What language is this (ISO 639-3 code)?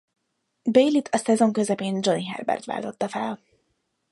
hun